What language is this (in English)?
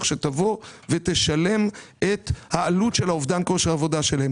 Hebrew